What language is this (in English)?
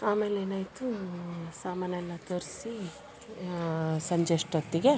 Kannada